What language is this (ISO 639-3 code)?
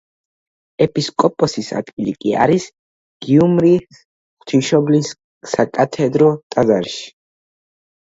kat